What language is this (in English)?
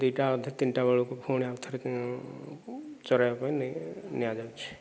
Odia